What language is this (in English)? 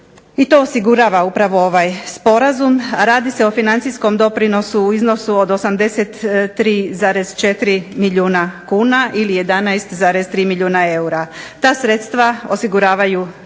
Croatian